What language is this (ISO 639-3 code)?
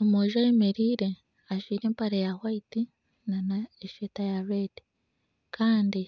nyn